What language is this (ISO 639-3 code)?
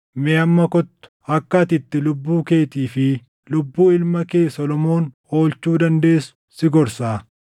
orm